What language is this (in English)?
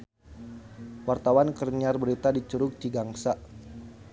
Sundanese